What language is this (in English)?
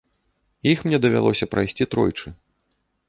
Belarusian